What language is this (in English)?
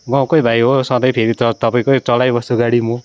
Nepali